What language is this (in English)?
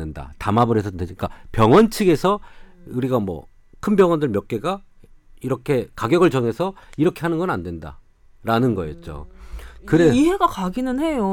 Korean